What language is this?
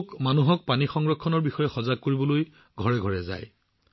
Assamese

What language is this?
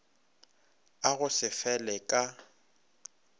Northern Sotho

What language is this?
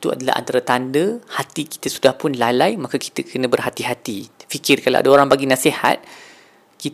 Malay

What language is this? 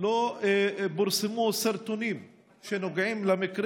Hebrew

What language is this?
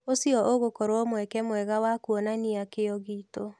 Kikuyu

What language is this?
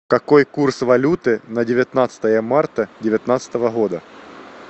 Russian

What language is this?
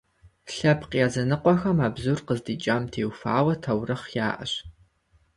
Kabardian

